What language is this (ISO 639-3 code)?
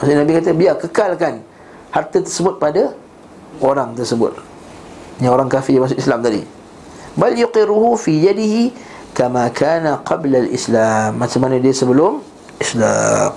msa